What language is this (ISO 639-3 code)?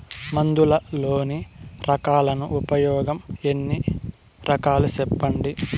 tel